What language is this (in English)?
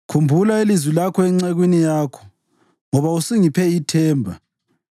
North Ndebele